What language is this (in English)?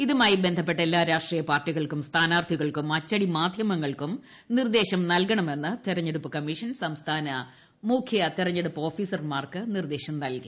Malayalam